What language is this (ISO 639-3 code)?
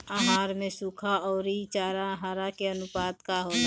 bho